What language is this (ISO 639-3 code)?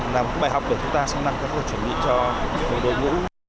vie